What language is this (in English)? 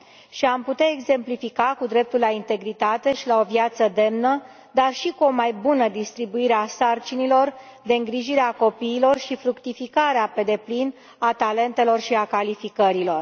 Romanian